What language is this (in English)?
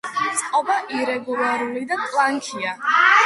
Georgian